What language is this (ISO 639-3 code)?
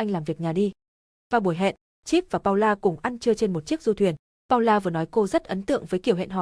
vie